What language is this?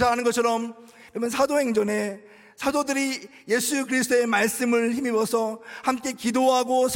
Korean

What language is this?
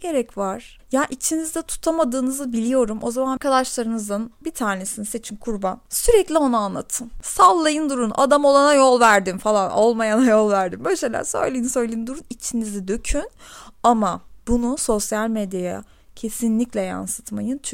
Turkish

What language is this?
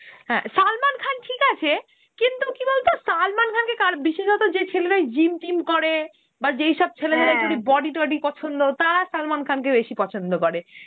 Bangla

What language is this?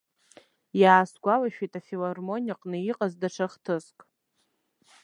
Abkhazian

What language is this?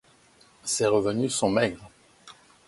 French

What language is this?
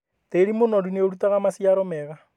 Kikuyu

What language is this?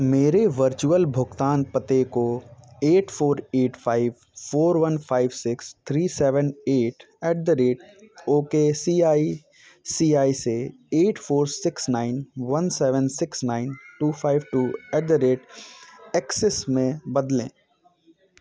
Hindi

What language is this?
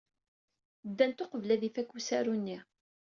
Kabyle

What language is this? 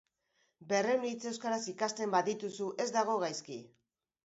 Basque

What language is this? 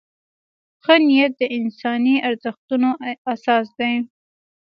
Pashto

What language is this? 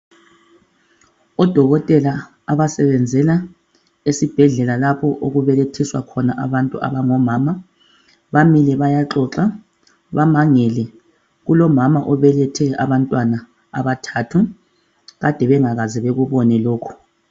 North Ndebele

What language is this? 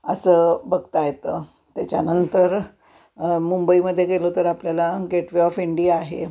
Marathi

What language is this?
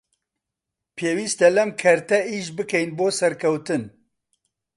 Central Kurdish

